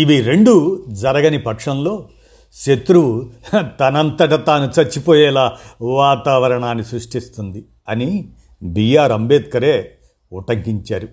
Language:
Telugu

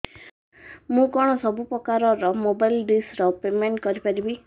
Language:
Odia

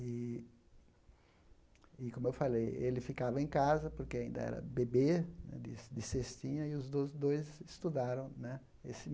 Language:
Portuguese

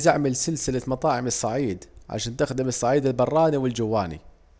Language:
Saidi Arabic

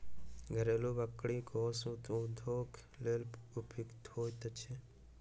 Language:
Maithili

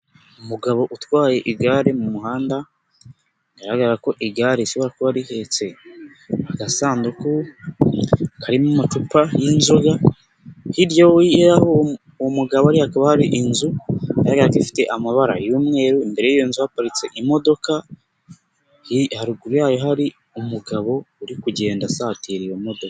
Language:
Kinyarwanda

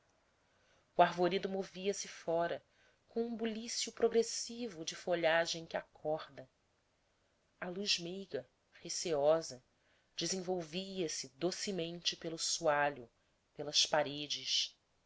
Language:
Portuguese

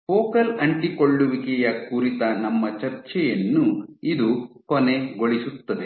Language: Kannada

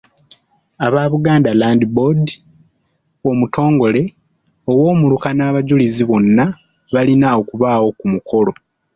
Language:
Ganda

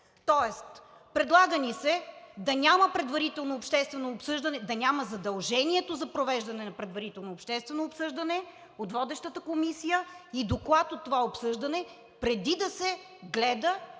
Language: Bulgarian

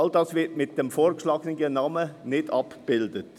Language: Swiss German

